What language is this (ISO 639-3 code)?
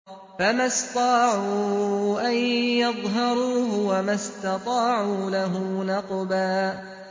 ara